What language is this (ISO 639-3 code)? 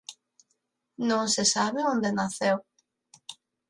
glg